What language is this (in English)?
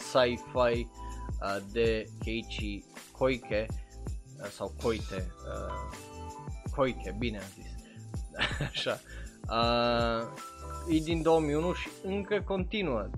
Romanian